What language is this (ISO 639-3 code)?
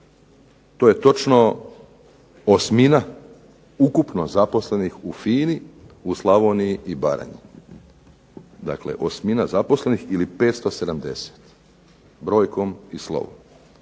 hrv